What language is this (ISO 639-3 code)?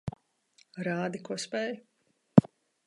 lav